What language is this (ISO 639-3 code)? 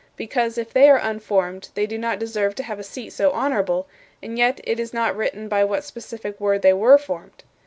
eng